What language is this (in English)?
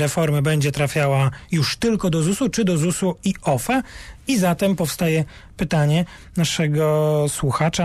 Polish